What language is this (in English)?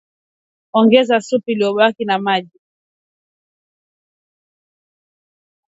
Swahili